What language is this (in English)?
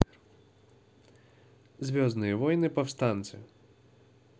Russian